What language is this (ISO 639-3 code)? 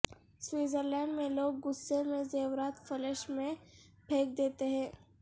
urd